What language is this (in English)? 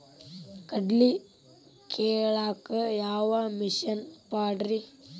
Kannada